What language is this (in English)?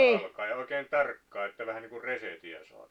Finnish